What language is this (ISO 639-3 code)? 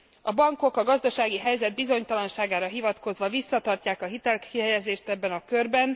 hun